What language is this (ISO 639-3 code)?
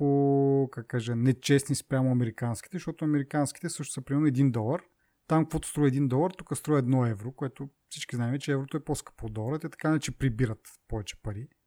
bul